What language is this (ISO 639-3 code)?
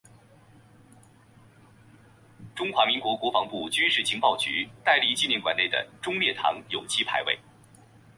zho